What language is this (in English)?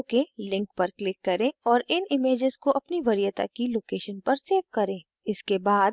Hindi